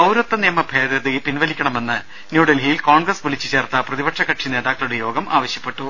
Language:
Malayalam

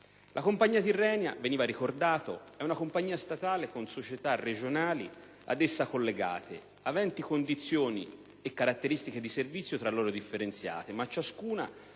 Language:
Italian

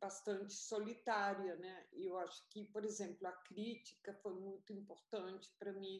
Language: Portuguese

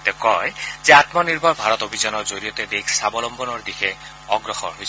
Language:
Assamese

